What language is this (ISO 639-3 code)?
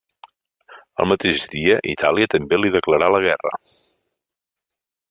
cat